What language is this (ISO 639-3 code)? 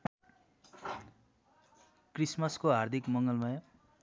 nep